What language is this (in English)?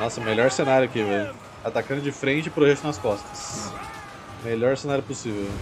Portuguese